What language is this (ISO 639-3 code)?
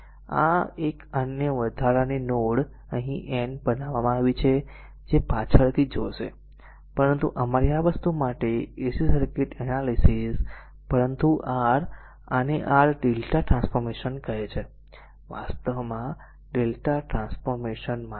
guj